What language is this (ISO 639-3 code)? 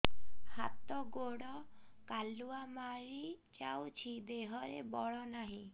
ori